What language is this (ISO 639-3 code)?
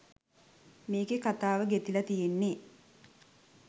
sin